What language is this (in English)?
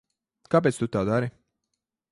Latvian